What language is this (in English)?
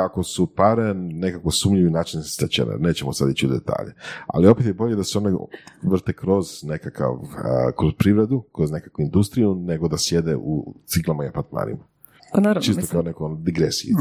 Croatian